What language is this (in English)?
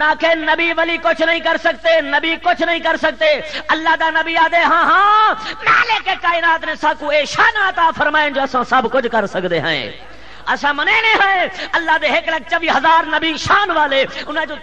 Hindi